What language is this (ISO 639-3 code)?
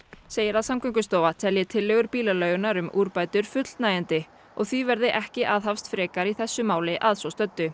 isl